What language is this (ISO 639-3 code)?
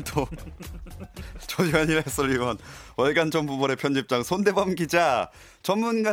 kor